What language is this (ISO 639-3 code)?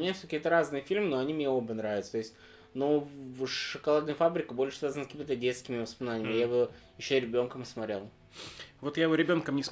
rus